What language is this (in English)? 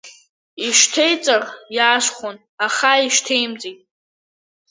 Abkhazian